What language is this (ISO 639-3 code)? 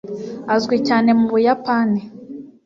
kin